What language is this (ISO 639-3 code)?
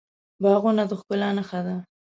pus